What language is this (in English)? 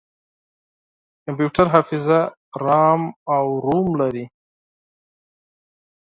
Pashto